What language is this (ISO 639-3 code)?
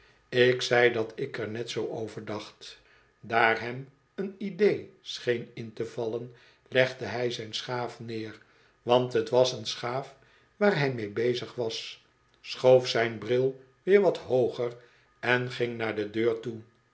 nld